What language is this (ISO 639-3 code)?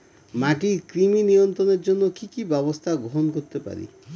ben